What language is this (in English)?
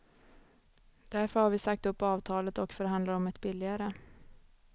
Swedish